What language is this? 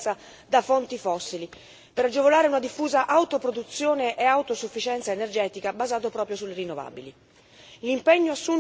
Italian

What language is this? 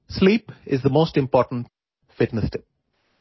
Urdu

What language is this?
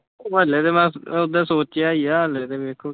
Punjabi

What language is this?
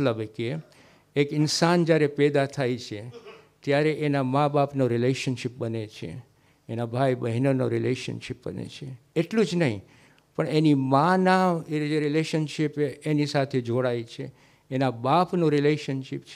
Gujarati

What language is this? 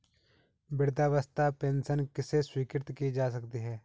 Hindi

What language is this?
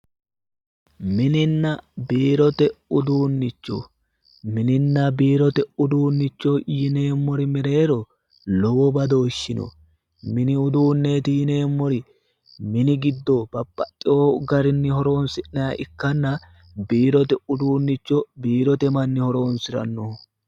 Sidamo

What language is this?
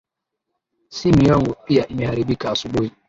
Swahili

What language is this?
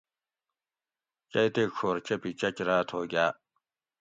Gawri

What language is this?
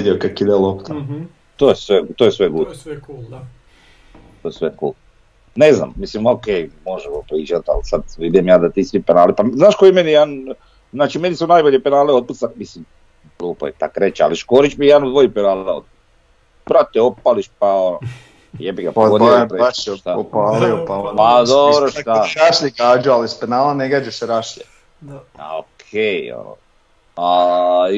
Croatian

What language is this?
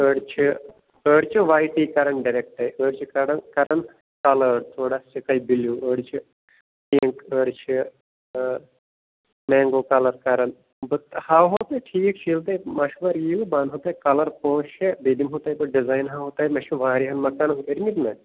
Kashmiri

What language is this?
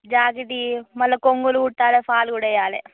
Telugu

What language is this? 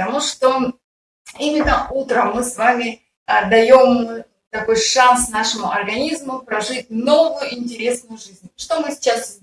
Russian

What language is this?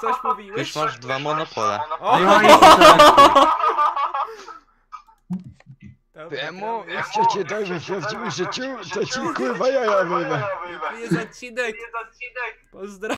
Polish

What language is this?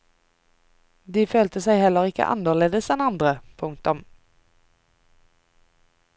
Norwegian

